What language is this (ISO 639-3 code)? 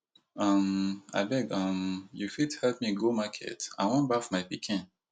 pcm